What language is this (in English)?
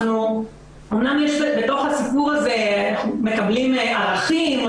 Hebrew